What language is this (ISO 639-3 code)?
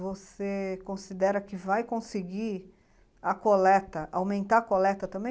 por